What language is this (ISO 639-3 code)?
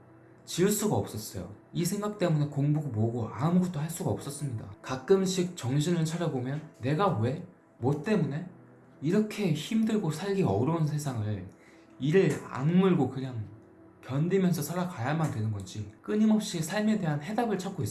kor